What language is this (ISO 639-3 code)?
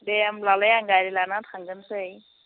brx